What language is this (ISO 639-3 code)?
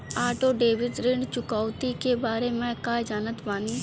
bho